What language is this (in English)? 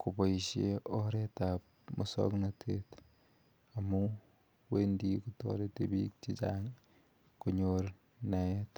Kalenjin